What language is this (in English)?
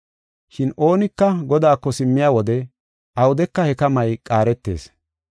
Gofa